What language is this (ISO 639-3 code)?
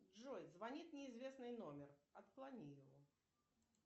rus